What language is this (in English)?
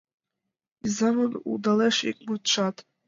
Mari